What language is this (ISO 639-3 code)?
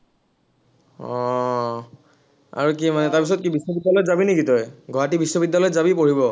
asm